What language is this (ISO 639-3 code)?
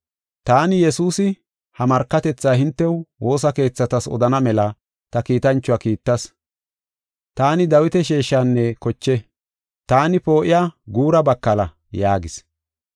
gof